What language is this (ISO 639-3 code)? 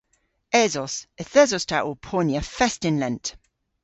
cor